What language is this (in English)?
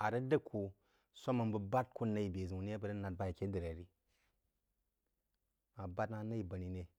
Jiba